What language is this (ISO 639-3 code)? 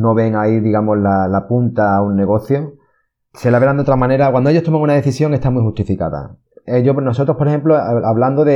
spa